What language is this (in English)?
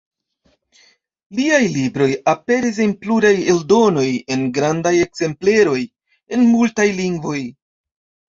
Esperanto